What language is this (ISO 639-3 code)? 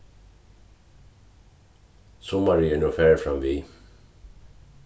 fao